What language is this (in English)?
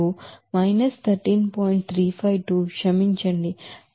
Telugu